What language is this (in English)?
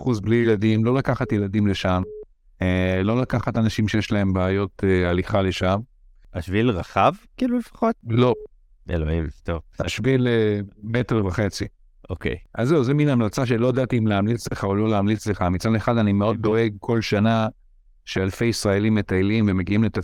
Hebrew